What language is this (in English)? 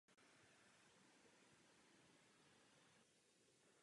Czech